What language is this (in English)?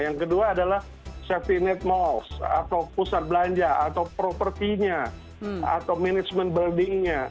Indonesian